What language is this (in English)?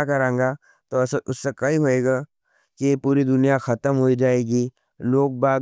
Nimadi